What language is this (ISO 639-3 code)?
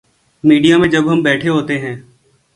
urd